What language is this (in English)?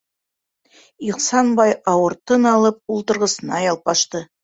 Bashkir